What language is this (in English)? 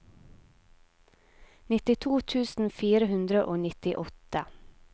Norwegian